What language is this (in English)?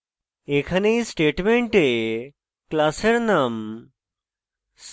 Bangla